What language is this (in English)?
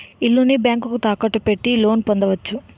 Telugu